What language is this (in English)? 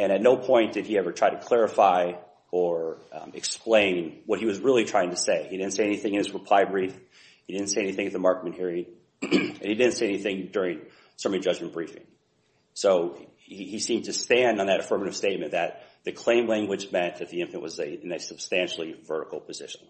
English